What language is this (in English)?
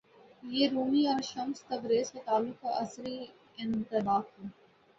Urdu